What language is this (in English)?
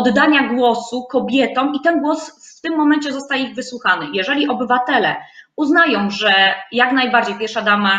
Polish